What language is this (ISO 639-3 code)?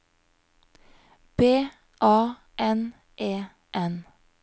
nor